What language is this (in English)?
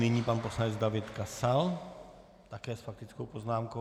Czech